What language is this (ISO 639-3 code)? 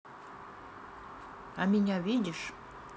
rus